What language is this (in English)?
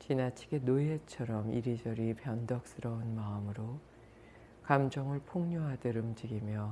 Korean